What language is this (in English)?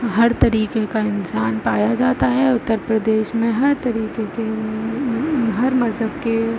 Urdu